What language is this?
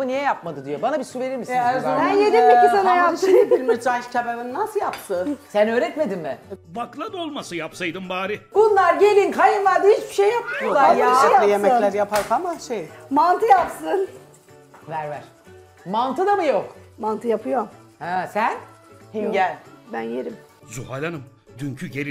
Turkish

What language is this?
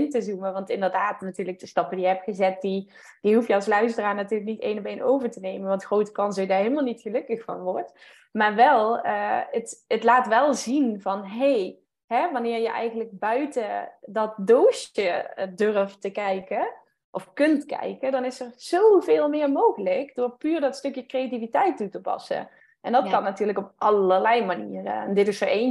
Dutch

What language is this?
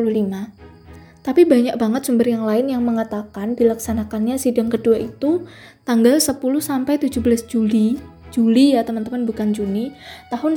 Indonesian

